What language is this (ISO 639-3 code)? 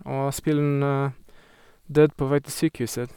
nor